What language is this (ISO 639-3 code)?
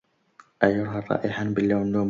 ara